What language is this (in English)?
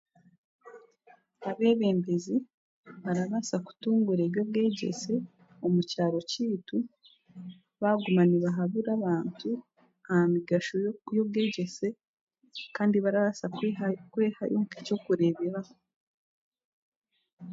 Chiga